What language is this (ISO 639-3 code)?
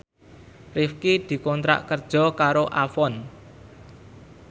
jav